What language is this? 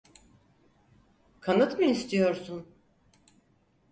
Turkish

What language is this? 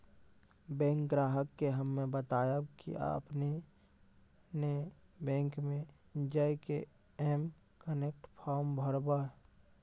Maithili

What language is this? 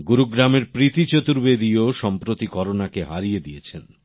Bangla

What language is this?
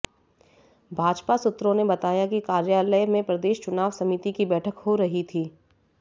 Hindi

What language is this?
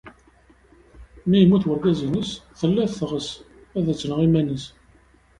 Kabyle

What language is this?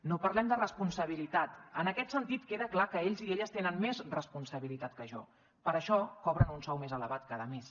Catalan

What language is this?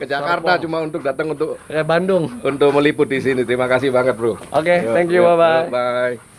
Indonesian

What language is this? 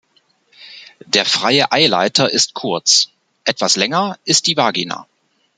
German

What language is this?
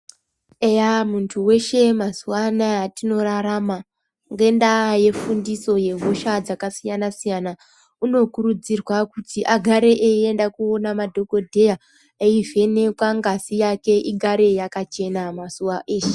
Ndau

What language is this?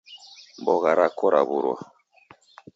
Taita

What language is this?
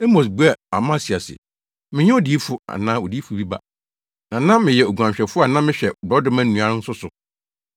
Akan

